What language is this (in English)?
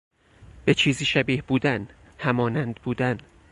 Persian